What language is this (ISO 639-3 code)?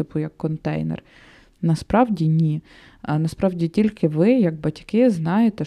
ukr